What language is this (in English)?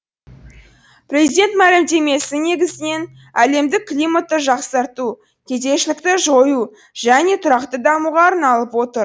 Kazakh